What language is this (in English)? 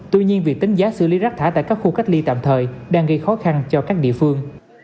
Vietnamese